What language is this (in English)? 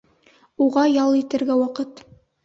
Bashkir